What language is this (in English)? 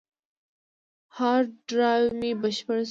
Pashto